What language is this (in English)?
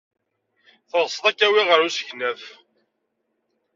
Kabyle